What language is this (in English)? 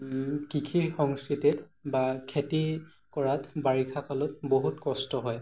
Assamese